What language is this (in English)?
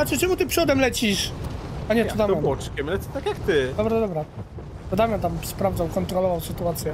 Polish